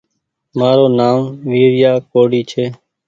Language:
Goaria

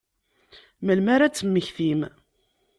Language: Kabyle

